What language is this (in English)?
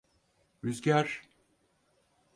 Turkish